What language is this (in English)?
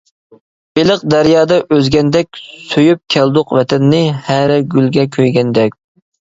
Uyghur